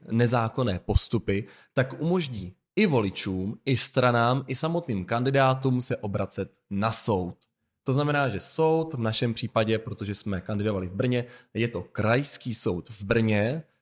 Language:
Czech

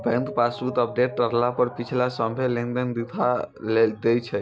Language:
Maithili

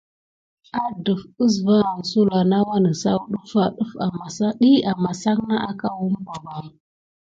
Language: Gidar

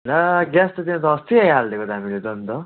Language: Nepali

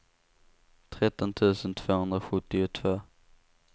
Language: Swedish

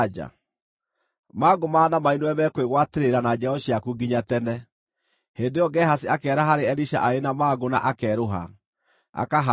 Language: Kikuyu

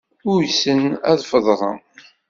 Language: Kabyle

